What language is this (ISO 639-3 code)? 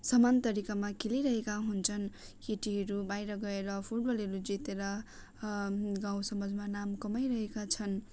nep